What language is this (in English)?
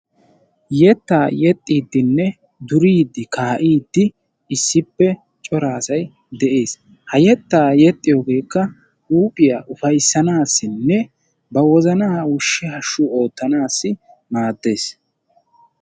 Wolaytta